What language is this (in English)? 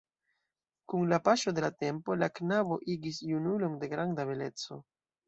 Esperanto